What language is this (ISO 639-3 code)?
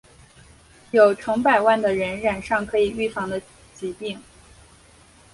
zho